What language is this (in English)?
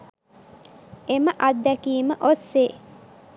Sinhala